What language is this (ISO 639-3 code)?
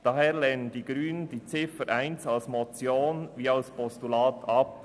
gsw